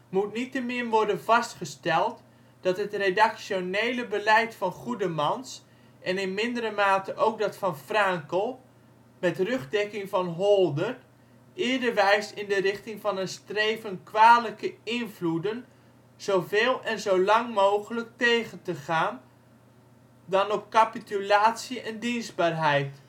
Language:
Dutch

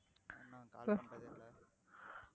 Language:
Tamil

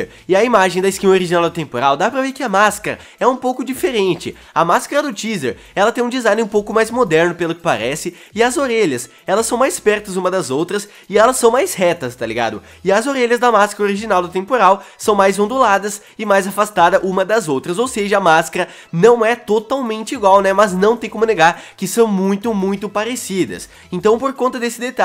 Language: Portuguese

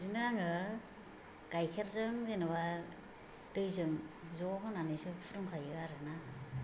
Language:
Bodo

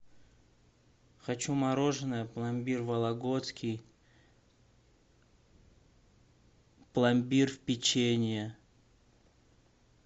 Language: Russian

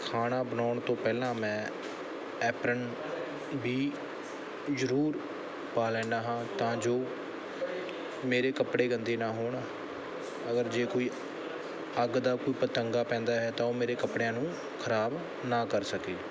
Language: Punjabi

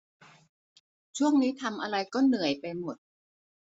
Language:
Thai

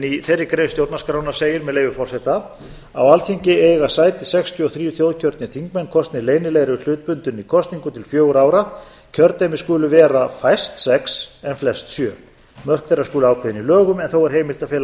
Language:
Icelandic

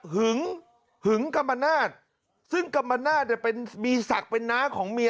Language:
Thai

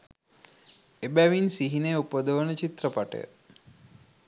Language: Sinhala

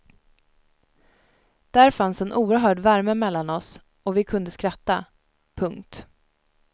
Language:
Swedish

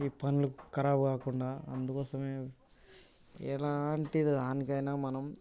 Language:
Telugu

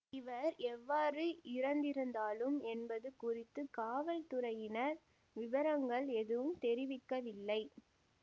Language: Tamil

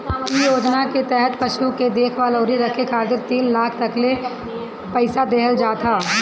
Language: Bhojpuri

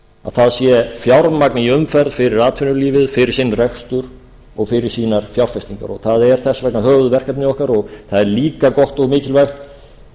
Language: Icelandic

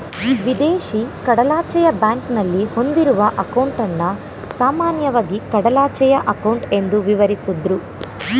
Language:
Kannada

